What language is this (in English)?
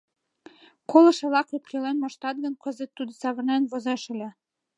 Mari